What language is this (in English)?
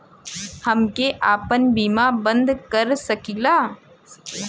Bhojpuri